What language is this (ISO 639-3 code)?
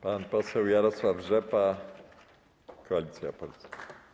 pol